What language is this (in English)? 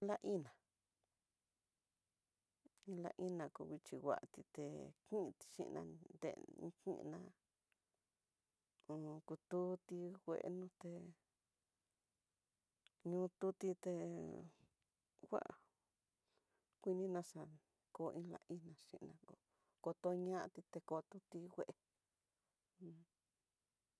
Tidaá Mixtec